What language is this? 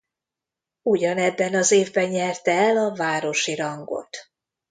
Hungarian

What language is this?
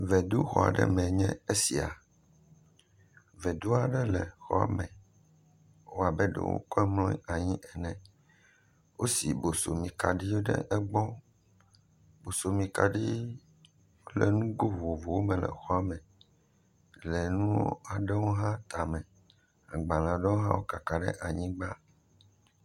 Ewe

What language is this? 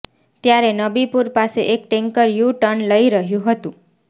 Gujarati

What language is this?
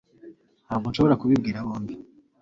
Kinyarwanda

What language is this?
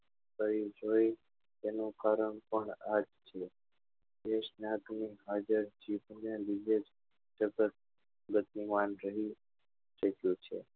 Gujarati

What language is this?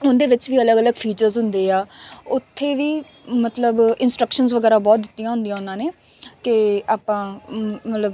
Punjabi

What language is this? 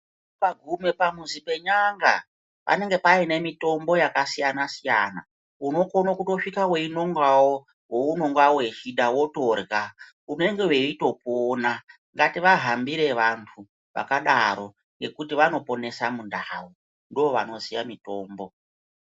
Ndau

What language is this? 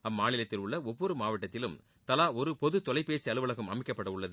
Tamil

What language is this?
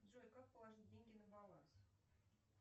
Russian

